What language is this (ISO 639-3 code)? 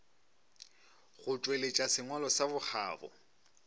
nso